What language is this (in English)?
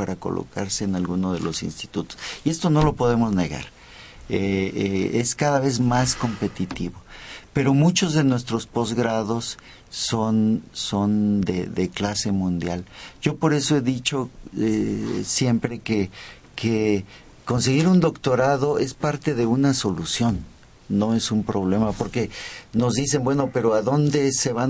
Spanish